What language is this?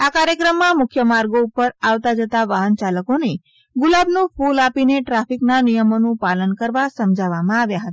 Gujarati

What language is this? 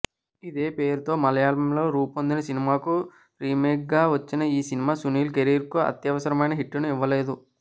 Telugu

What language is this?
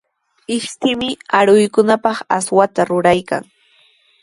Sihuas Ancash Quechua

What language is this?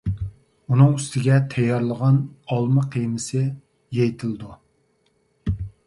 Uyghur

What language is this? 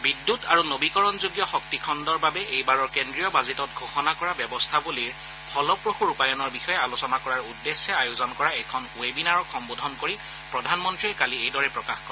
Assamese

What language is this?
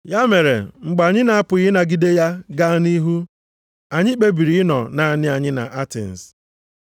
Igbo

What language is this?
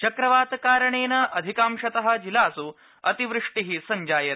Sanskrit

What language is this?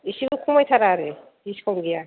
Bodo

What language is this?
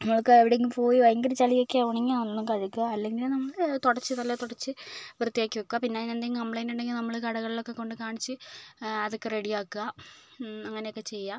Malayalam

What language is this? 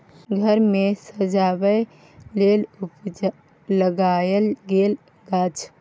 Maithili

